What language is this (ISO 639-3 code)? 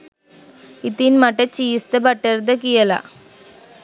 sin